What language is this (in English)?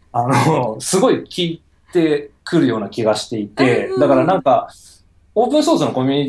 Japanese